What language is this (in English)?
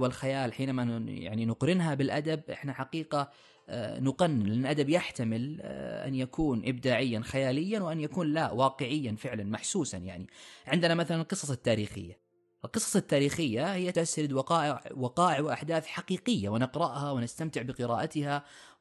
Arabic